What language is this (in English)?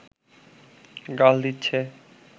Bangla